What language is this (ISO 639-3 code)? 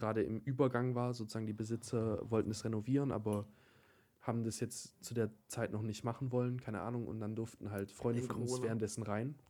deu